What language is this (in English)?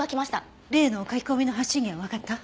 Japanese